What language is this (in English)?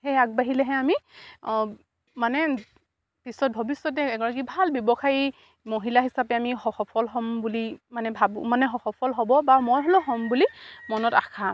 Assamese